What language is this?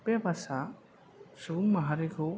Bodo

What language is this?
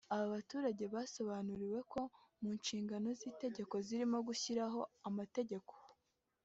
Kinyarwanda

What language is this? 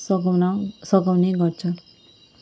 Nepali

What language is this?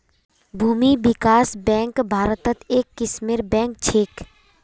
Magahi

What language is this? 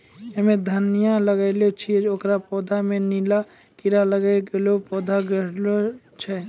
Maithili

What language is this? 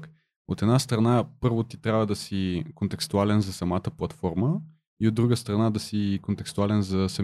Bulgarian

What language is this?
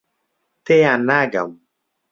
Central Kurdish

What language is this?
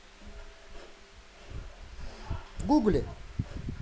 Russian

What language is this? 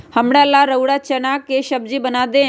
Magahi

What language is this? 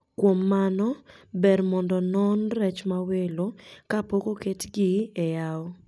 Luo (Kenya and Tanzania)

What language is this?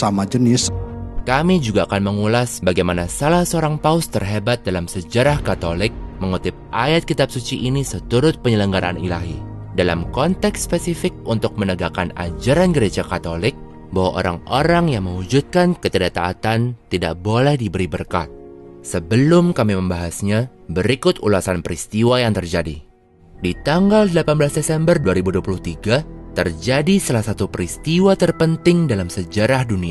Indonesian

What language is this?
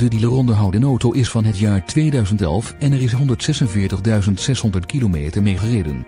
Dutch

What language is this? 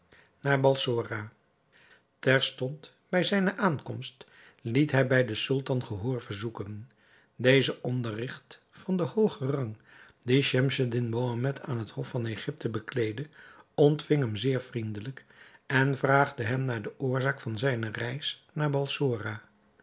Dutch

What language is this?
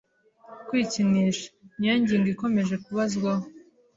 Kinyarwanda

